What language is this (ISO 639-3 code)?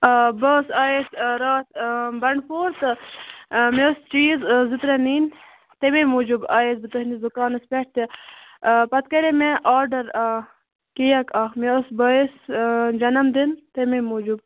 kas